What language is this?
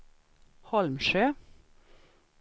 Swedish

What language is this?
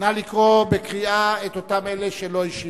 Hebrew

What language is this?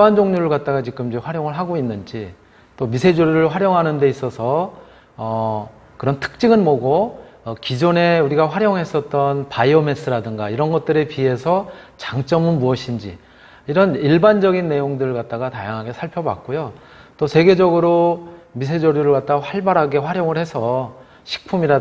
Korean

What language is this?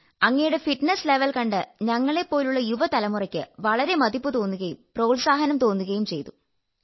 Malayalam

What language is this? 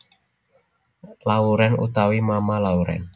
Javanese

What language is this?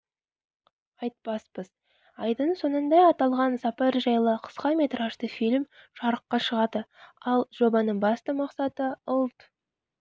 Kazakh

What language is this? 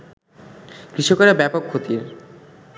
Bangla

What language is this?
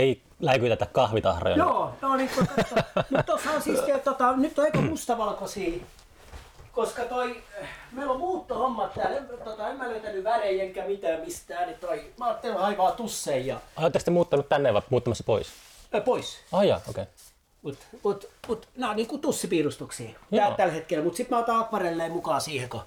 Finnish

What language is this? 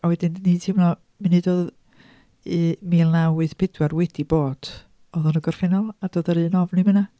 Welsh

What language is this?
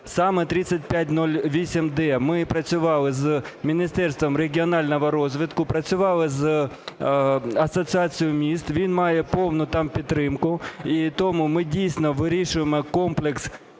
Ukrainian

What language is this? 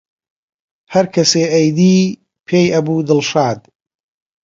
Central Kurdish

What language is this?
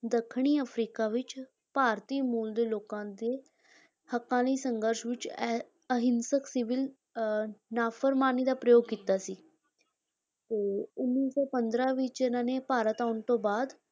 Punjabi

